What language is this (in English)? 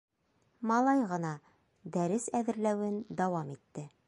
Bashkir